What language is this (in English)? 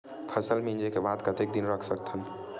Chhattisgarhi